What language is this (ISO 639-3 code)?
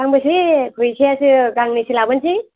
brx